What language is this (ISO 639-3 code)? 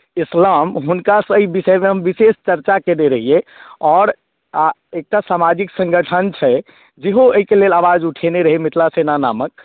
mai